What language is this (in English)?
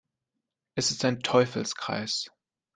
German